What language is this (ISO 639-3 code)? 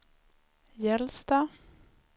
swe